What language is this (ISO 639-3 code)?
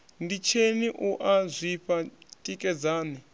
ven